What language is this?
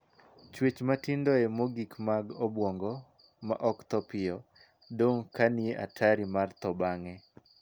Luo (Kenya and Tanzania)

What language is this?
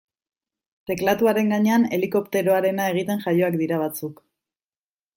Basque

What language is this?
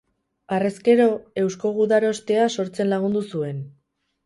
Basque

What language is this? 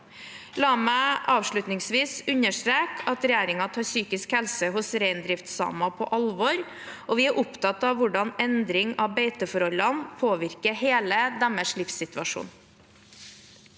Norwegian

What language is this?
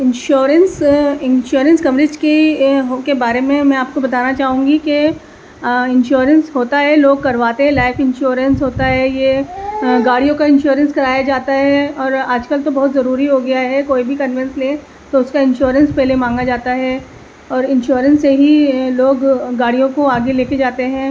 Urdu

